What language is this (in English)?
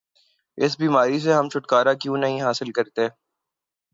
Urdu